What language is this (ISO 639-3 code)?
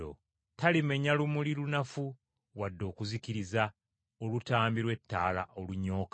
lug